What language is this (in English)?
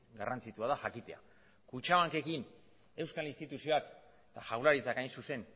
Basque